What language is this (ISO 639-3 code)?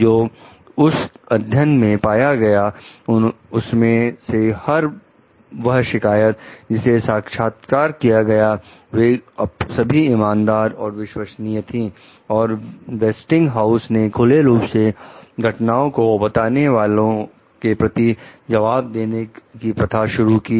hin